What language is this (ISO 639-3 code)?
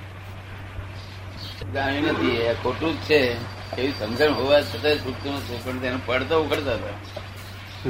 guj